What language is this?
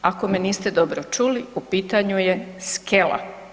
Croatian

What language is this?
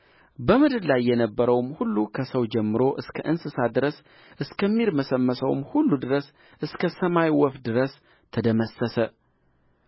Amharic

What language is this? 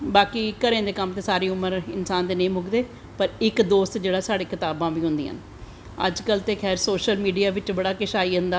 Dogri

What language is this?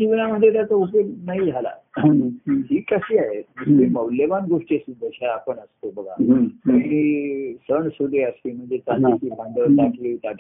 Marathi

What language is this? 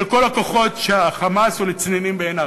Hebrew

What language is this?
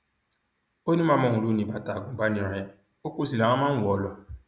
Yoruba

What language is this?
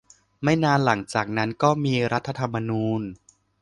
Thai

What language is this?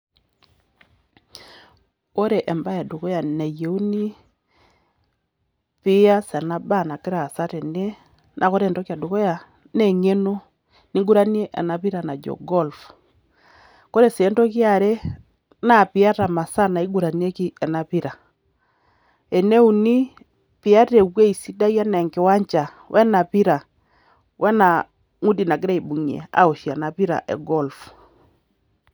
Masai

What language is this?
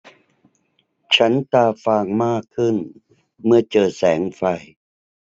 Thai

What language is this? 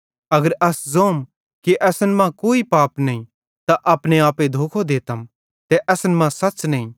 Bhadrawahi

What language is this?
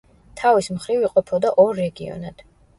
Georgian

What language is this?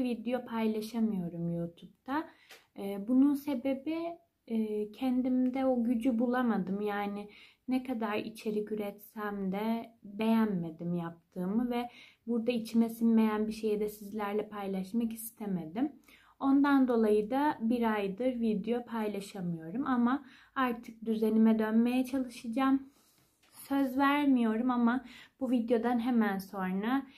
Turkish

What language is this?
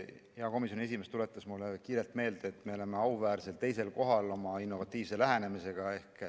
Estonian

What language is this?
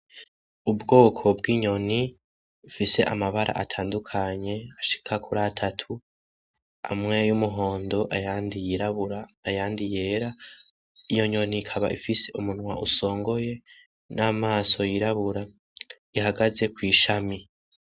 Rundi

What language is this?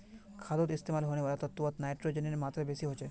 Magahi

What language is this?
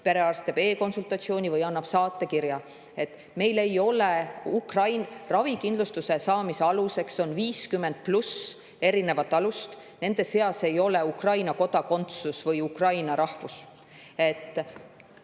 Estonian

